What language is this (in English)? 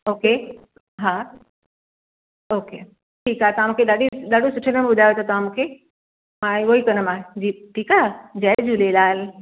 Sindhi